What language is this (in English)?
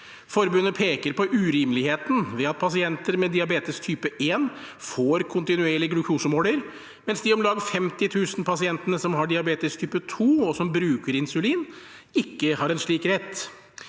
Norwegian